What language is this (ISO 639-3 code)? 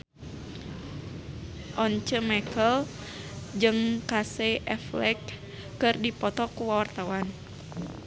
sun